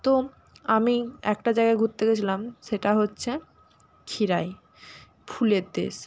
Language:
Bangla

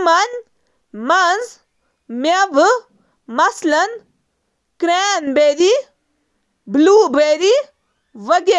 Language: Kashmiri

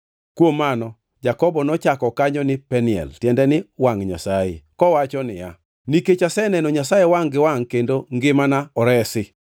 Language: Luo (Kenya and Tanzania)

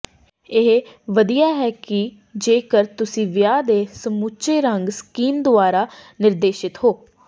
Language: Punjabi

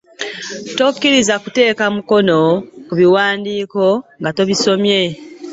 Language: Ganda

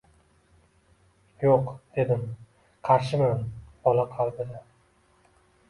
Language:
Uzbek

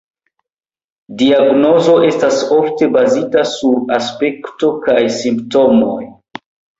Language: Esperanto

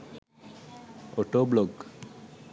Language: Sinhala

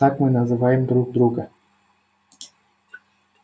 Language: Russian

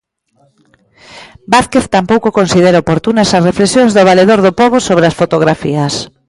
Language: Galician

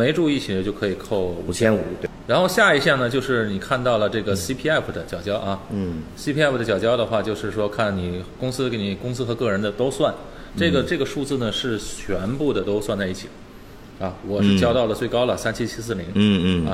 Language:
Chinese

